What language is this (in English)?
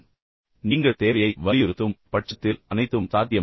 Tamil